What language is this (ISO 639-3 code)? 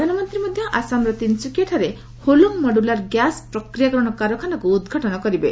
ori